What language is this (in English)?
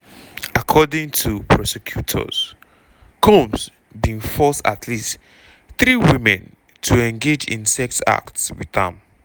Nigerian Pidgin